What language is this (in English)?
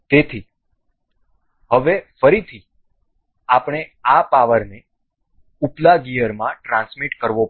Gujarati